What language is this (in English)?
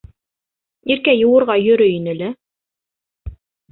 Bashkir